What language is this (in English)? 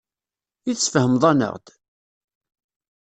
Kabyle